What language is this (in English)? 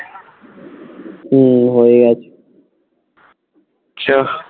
Bangla